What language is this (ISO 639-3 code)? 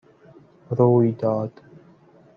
fas